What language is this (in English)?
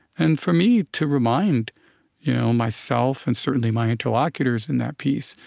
English